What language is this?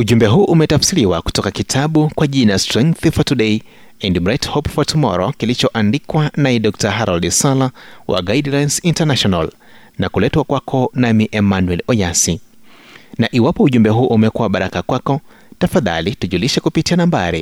Swahili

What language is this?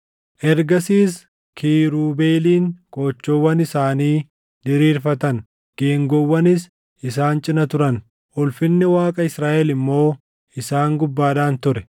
Oromo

